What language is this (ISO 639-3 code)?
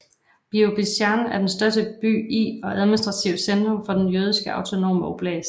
dan